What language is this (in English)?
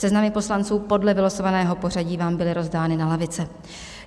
Czech